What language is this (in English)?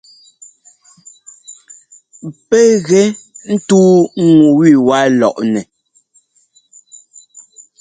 Ngomba